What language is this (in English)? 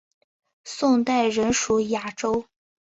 Chinese